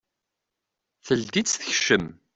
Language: Kabyle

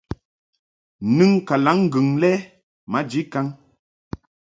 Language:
Mungaka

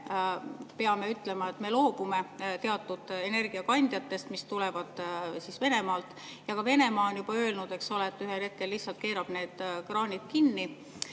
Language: Estonian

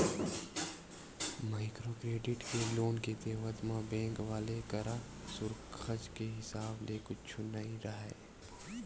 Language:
Chhattisgarhi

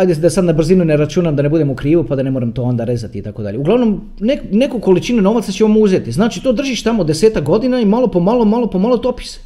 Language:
Croatian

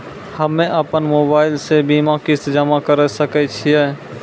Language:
Maithili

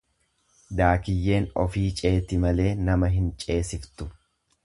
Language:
Oromo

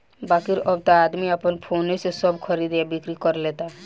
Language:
Bhojpuri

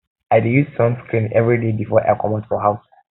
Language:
Nigerian Pidgin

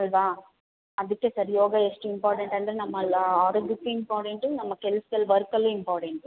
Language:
Kannada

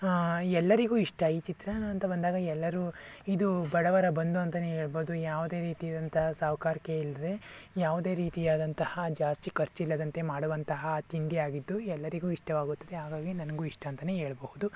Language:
Kannada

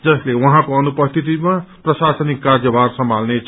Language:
Nepali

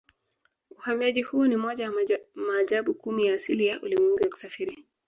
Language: Swahili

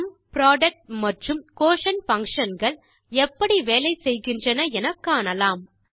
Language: Tamil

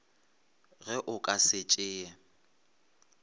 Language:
Northern Sotho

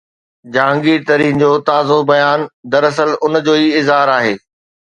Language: Sindhi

